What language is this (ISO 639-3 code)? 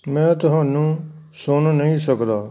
pan